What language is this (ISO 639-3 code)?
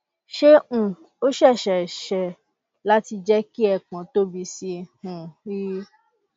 yor